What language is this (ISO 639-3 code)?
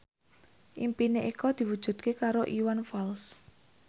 jav